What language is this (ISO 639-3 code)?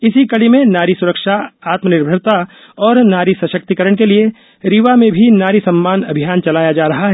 hin